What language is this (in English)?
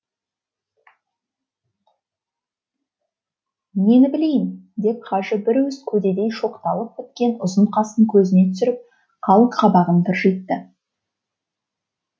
Kazakh